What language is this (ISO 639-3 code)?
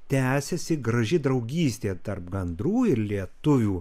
lit